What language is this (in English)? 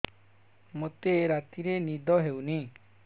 Odia